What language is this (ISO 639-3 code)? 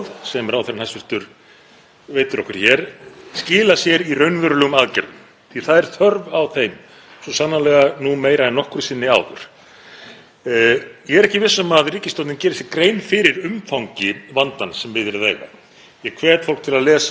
isl